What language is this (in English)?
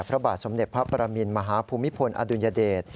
Thai